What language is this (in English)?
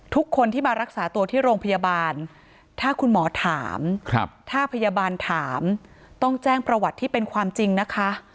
Thai